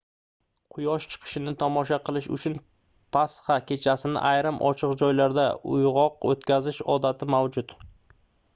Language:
Uzbek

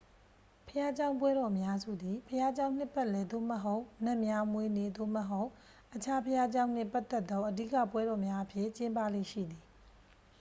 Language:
Burmese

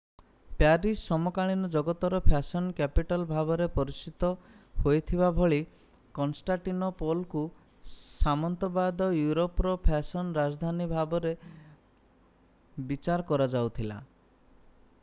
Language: Odia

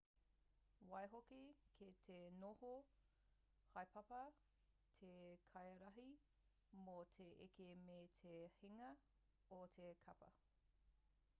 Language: Māori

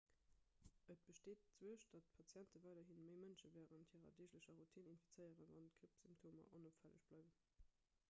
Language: Luxembourgish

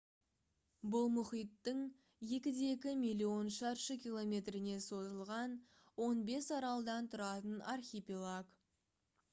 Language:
Kazakh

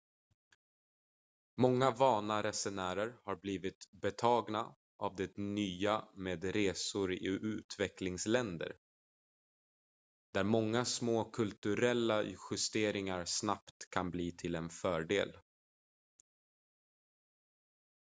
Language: Swedish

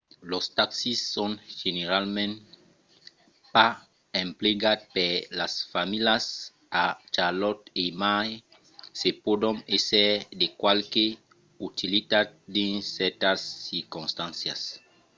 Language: Occitan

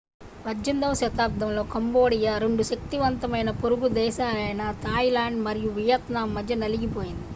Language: Telugu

